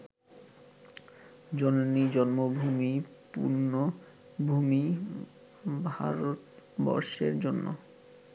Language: Bangla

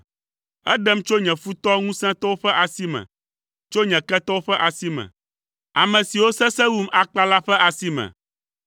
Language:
Ewe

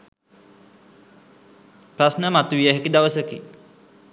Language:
Sinhala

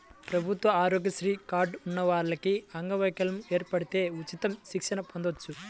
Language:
Telugu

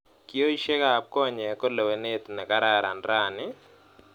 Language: Kalenjin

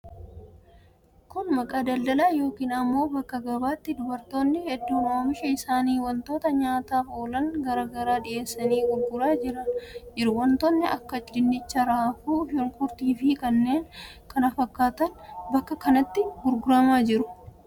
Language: Oromo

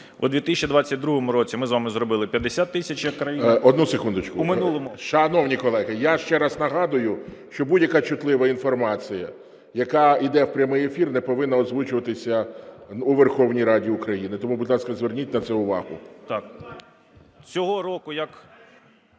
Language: Ukrainian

